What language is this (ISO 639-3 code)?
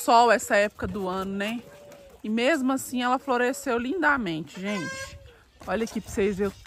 por